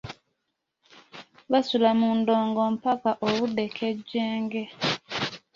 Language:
Ganda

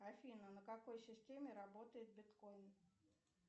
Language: Russian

